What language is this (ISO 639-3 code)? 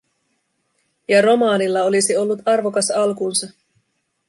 fin